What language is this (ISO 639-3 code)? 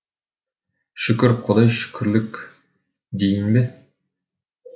kaz